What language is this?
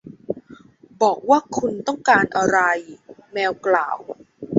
Thai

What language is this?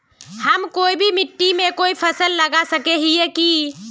Magahi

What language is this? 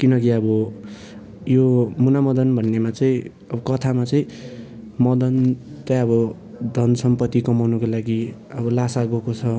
Nepali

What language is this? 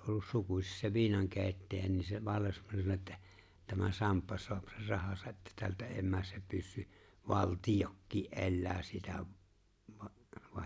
Finnish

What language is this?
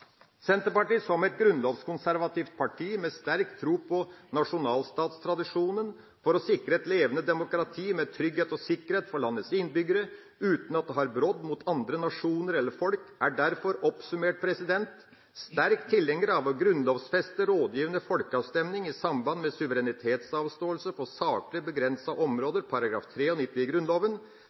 Norwegian Bokmål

